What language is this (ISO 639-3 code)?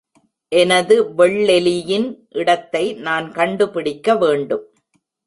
tam